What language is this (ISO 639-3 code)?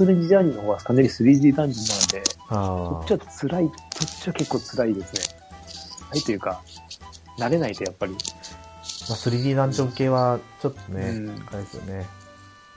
jpn